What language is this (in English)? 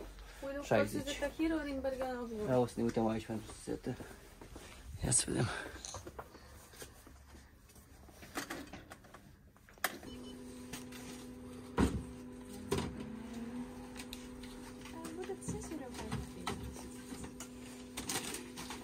Romanian